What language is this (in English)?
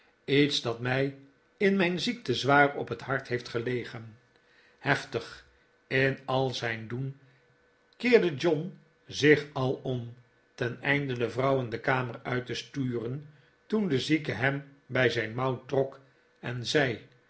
Dutch